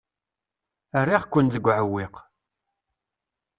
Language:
Kabyle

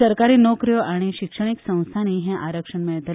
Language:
Konkani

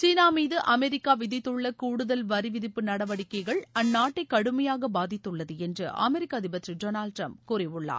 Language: Tamil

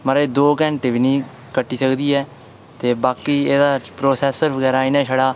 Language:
Dogri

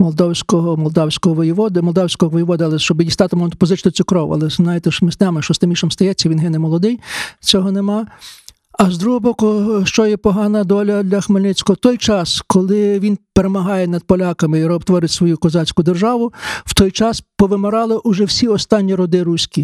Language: Ukrainian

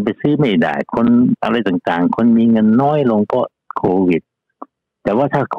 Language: Thai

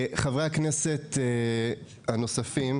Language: Hebrew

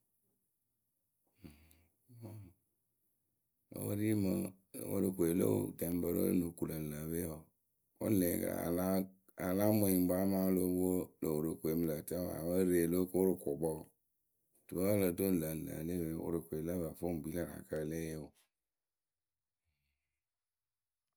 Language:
Akebu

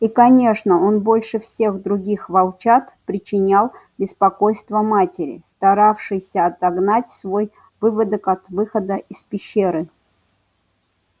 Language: Russian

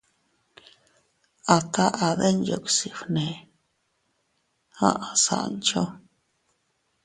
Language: Teutila Cuicatec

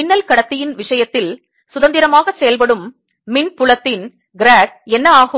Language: Tamil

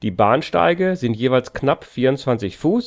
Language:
German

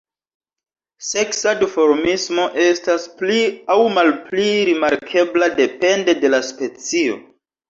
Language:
Esperanto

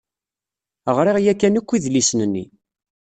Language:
Kabyle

